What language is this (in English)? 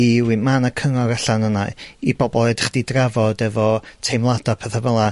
Welsh